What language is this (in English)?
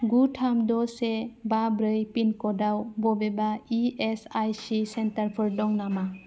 Bodo